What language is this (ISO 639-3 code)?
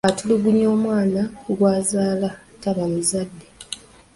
lug